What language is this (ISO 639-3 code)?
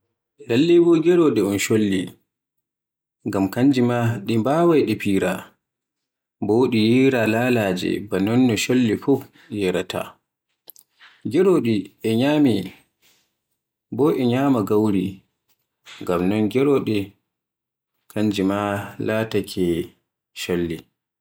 fue